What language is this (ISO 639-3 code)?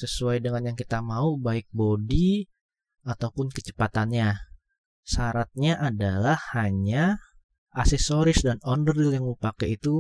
ind